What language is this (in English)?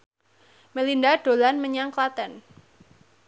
Javanese